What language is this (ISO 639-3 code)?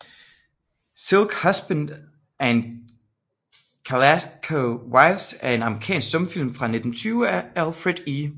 dan